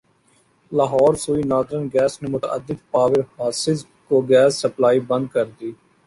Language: Urdu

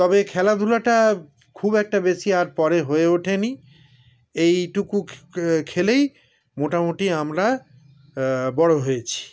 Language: Bangla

